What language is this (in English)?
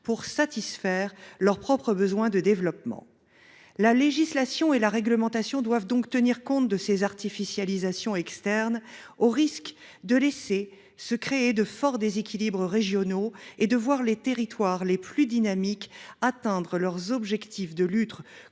French